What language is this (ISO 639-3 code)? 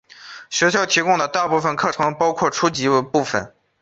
zho